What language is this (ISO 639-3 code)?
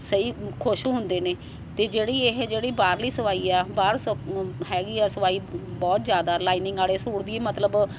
pan